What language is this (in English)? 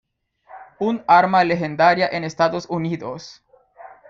Spanish